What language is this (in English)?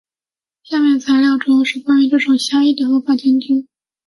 Chinese